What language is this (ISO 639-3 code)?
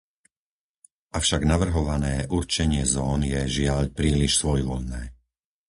slk